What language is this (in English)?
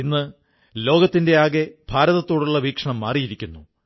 Malayalam